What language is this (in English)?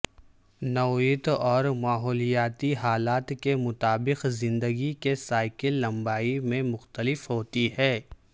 Urdu